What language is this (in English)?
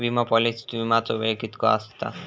Marathi